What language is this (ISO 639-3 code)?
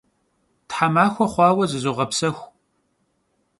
kbd